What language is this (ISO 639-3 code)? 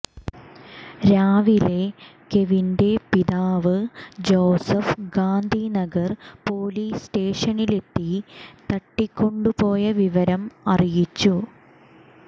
mal